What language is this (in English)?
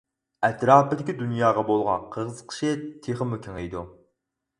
Uyghur